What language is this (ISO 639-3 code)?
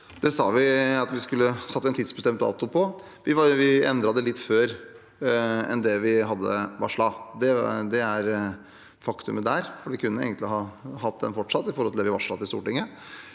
nor